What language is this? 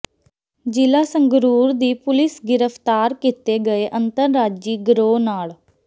Punjabi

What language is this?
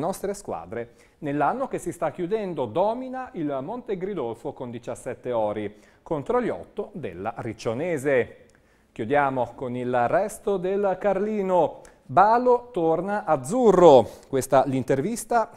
Italian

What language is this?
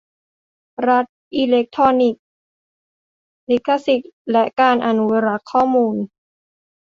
Thai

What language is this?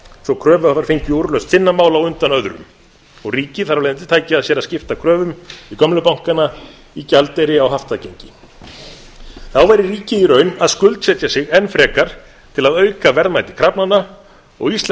Icelandic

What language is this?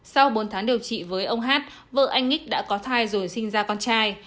Vietnamese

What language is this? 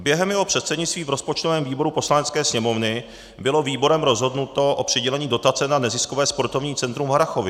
Czech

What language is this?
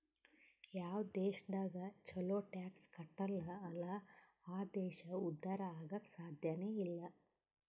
Kannada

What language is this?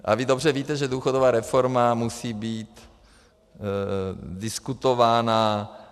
Czech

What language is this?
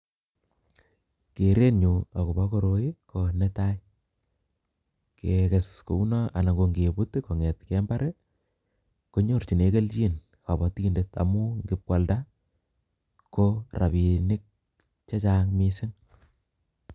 Kalenjin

